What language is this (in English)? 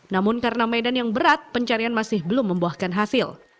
Indonesian